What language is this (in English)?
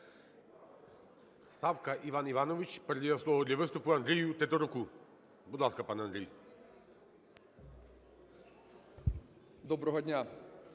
Ukrainian